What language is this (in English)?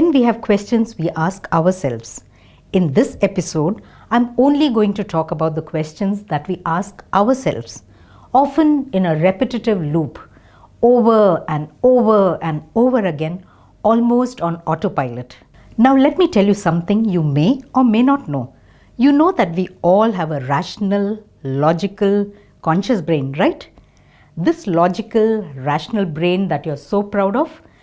English